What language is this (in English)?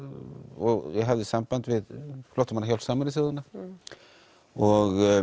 Icelandic